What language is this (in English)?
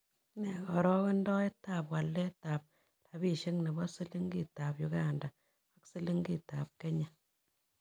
Kalenjin